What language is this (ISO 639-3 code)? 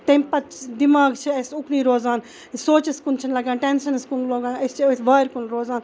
kas